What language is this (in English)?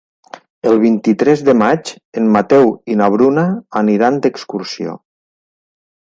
Catalan